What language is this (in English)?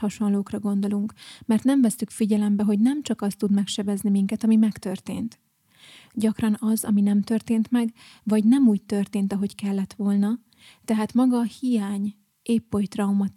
Hungarian